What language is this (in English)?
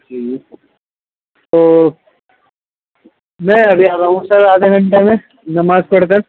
Urdu